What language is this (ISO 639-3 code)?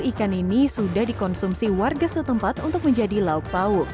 ind